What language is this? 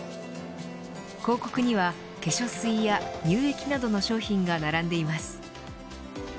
Japanese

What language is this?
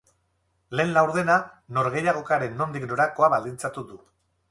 Basque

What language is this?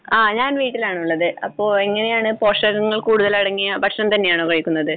Malayalam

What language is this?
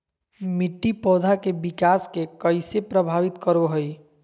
Magahi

